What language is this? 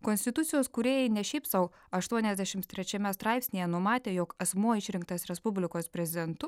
Lithuanian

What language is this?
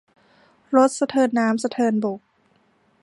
Thai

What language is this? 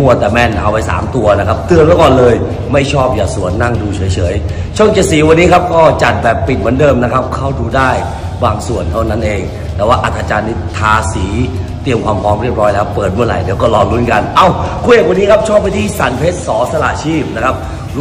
Thai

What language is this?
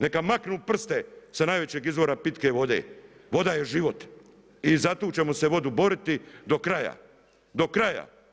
Croatian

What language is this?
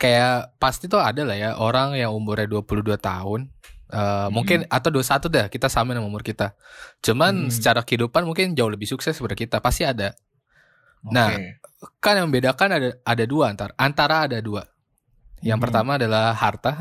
Indonesian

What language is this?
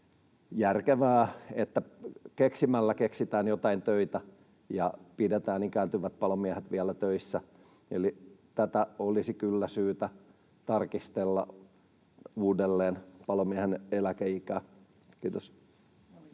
Finnish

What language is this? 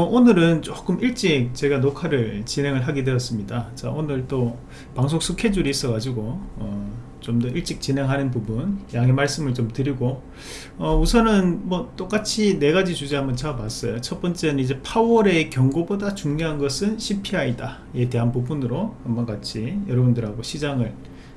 Korean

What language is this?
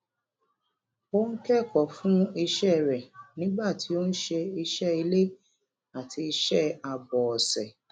Yoruba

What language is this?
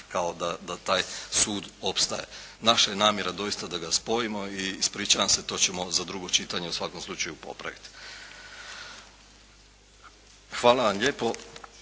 Croatian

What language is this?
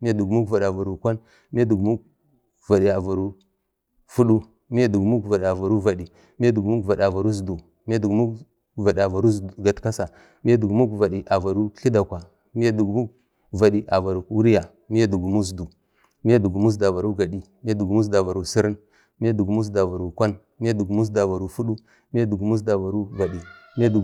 Bade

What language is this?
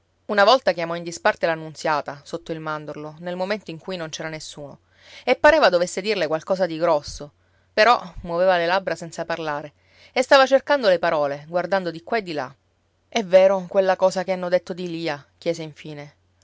Italian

